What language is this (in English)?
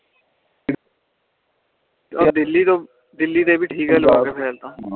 Punjabi